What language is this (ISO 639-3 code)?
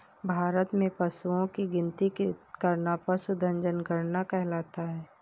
hin